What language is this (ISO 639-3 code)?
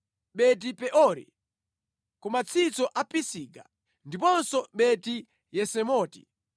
nya